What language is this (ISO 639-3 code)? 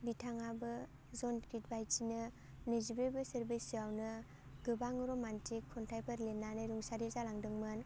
brx